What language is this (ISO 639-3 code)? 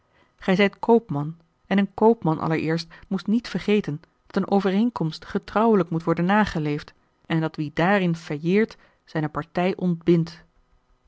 nld